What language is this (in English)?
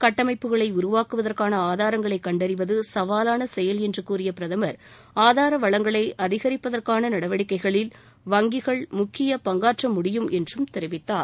Tamil